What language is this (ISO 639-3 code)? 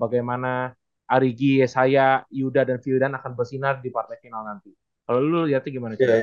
ind